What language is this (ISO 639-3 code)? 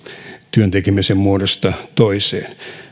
fin